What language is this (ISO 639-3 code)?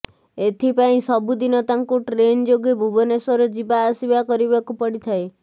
ori